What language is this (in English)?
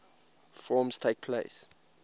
English